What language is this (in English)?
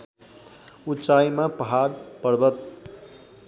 Nepali